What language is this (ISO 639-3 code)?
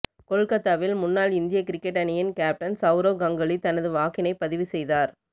tam